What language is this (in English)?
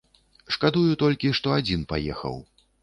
Belarusian